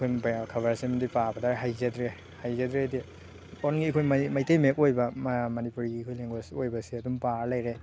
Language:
Manipuri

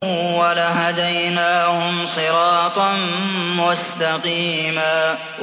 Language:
Arabic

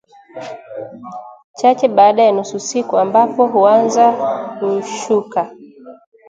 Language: Swahili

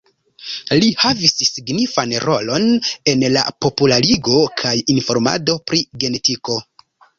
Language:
Esperanto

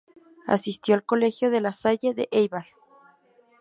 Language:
Spanish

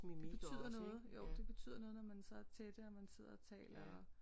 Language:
Danish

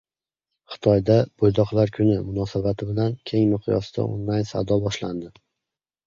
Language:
Uzbek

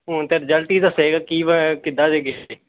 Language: Punjabi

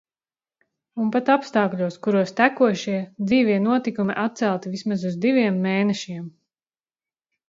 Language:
Latvian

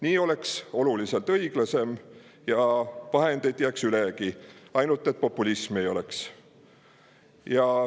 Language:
Estonian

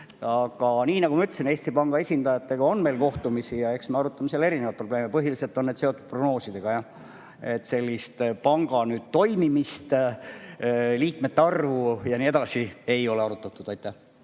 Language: Estonian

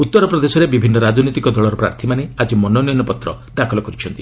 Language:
Odia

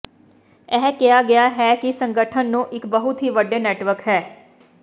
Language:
Punjabi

